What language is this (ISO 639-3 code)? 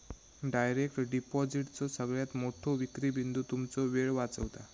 mar